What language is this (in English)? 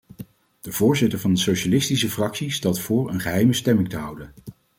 Dutch